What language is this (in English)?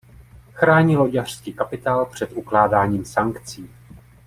Czech